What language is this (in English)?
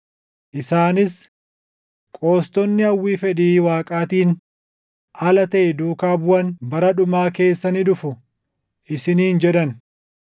Oromo